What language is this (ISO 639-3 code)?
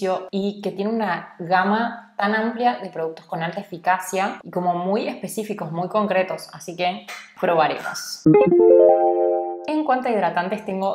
spa